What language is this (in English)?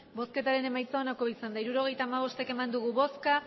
Basque